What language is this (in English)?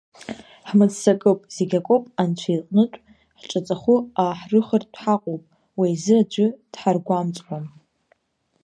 Abkhazian